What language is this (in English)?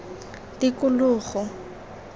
Tswana